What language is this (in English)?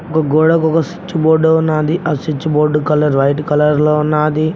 Telugu